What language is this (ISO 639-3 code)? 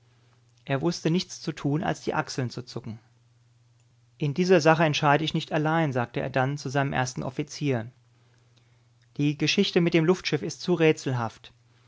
deu